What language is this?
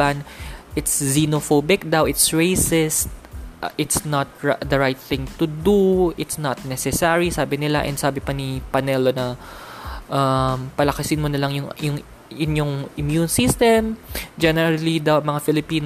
Filipino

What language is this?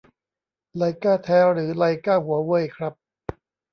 Thai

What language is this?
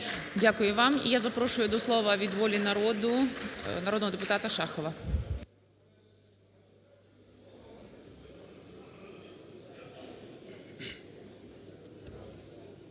Ukrainian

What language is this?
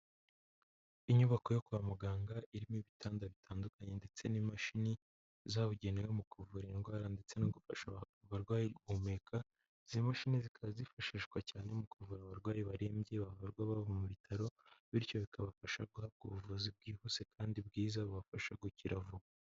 Kinyarwanda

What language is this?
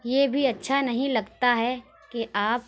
Urdu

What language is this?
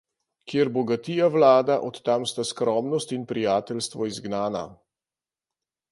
Slovenian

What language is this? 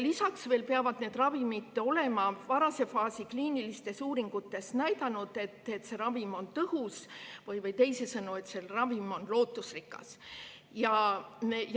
Estonian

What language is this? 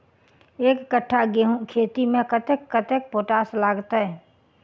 Maithili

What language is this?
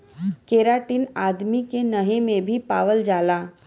Bhojpuri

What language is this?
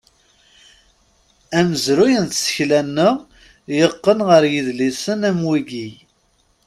Kabyle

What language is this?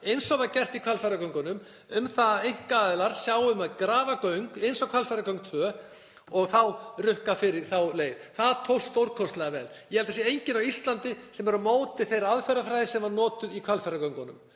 Icelandic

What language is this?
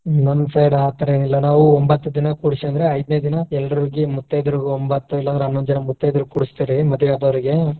Kannada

